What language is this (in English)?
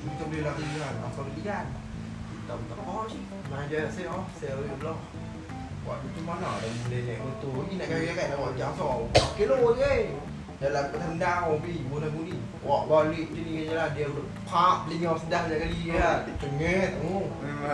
Malay